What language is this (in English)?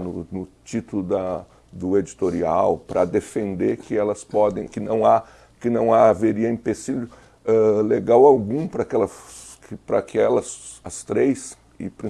Portuguese